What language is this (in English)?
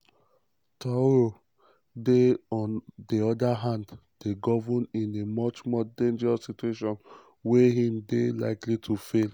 Nigerian Pidgin